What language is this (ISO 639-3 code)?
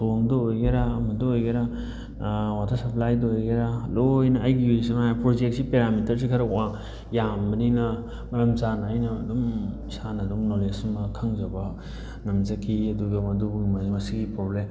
mni